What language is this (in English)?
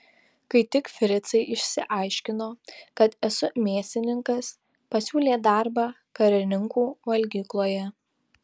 Lithuanian